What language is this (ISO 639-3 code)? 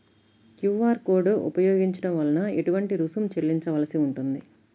tel